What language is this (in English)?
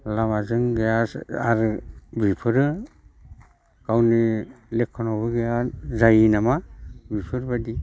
Bodo